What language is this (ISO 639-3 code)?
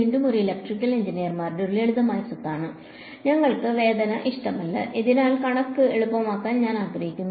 mal